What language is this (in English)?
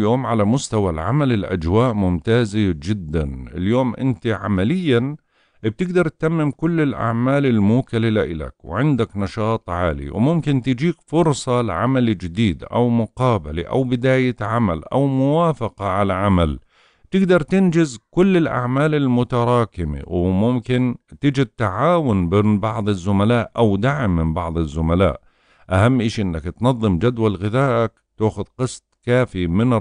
Arabic